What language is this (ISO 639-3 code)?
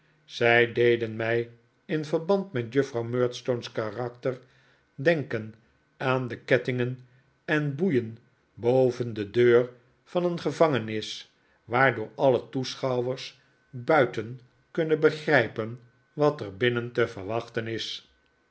nld